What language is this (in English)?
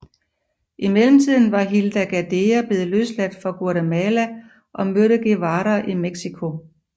Danish